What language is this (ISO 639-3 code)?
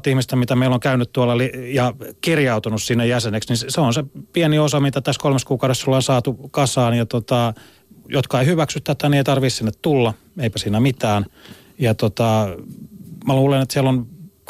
fin